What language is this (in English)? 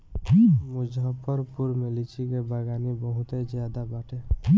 Bhojpuri